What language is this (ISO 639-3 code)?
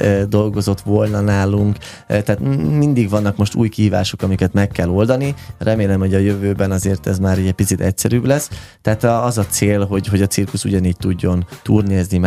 hun